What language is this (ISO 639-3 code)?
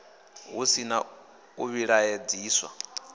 ven